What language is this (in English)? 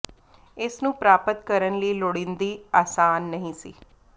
Punjabi